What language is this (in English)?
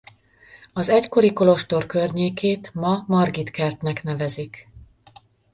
Hungarian